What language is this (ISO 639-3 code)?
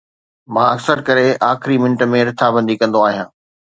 snd